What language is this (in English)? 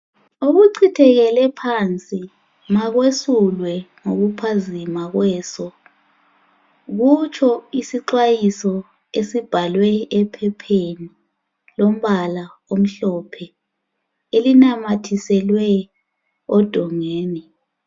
North Ndebele